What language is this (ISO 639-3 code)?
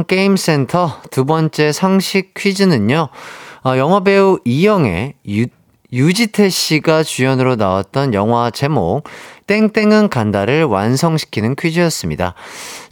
kor